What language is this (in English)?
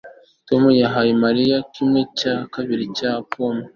Kinyarwanda